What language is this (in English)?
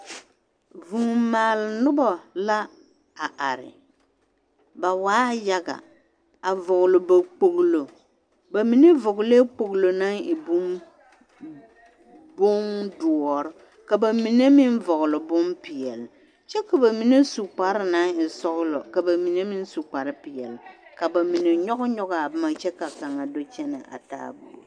Southern Dagaare